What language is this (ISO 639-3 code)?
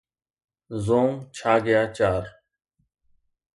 snd